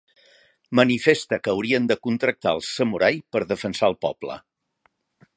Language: Catalan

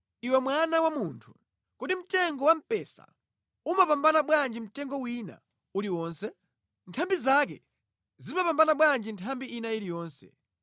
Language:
Nyanja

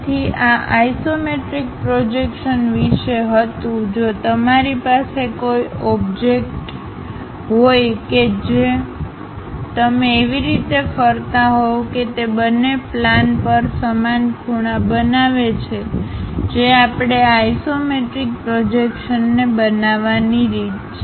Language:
Gujarati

